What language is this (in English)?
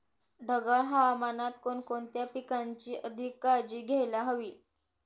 Marathi